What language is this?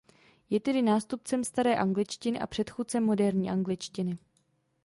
Czech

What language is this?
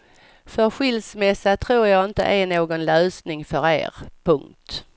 Swedish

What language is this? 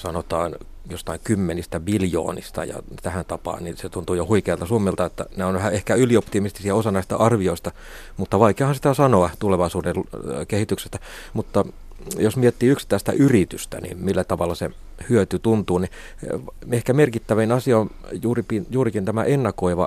Finnish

